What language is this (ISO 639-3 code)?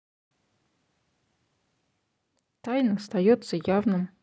rus